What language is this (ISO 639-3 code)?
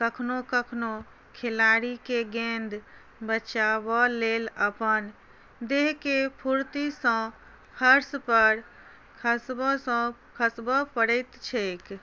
mai